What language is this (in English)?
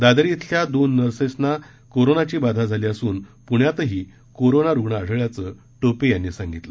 Marathi